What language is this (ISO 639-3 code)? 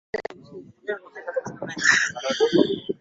swa